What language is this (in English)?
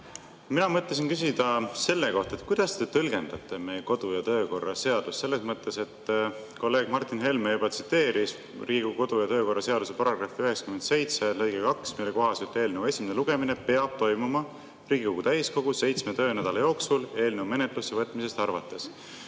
Estonian